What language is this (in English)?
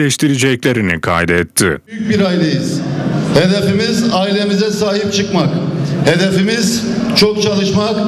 Turkish